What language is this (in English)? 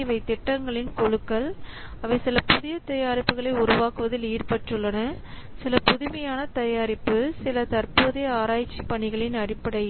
Tamil